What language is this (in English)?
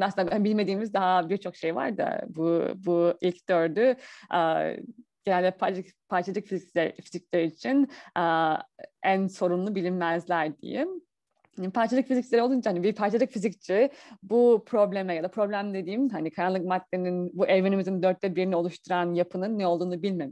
Turkish